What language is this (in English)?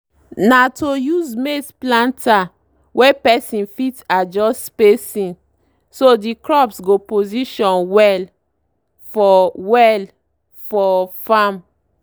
Nigerian Pidgin